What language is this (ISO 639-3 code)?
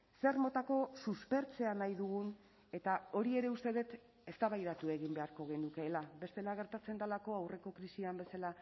eus